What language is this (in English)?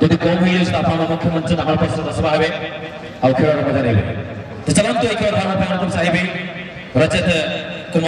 Indonesian